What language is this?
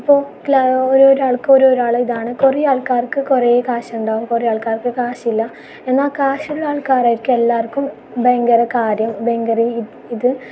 Malayalam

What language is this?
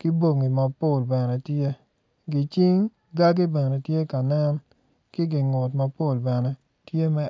Acoli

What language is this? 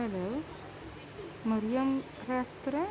Urdu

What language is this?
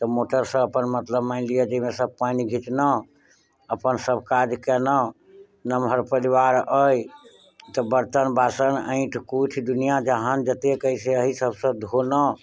Maithili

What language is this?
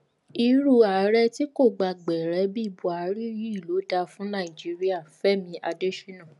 Yoruba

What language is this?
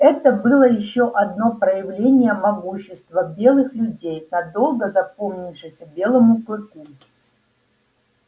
Russian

